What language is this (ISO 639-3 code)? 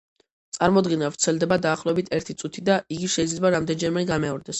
kat